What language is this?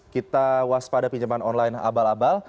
Indonesian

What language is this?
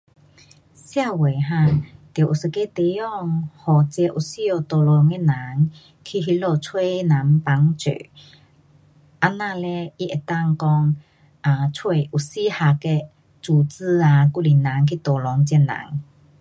Pu-Xian Chinese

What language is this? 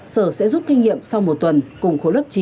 Vietnamese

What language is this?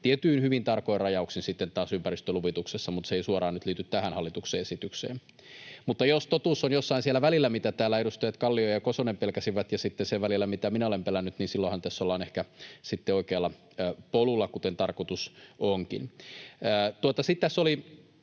Finnish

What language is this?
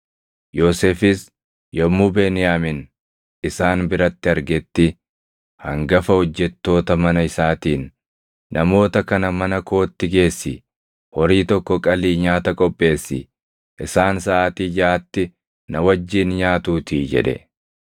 Oromo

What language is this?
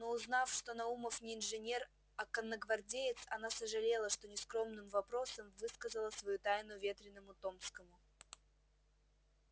Russian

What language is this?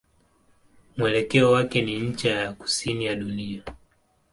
Swahili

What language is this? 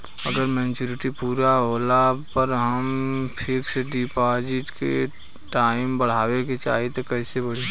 Bhojpuri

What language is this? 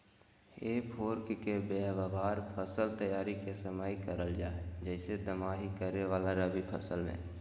Magahi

